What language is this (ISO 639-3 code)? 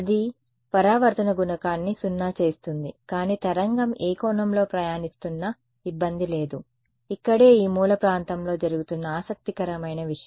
tel